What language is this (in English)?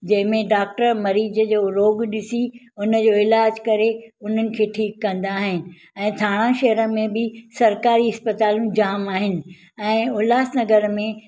Sindhi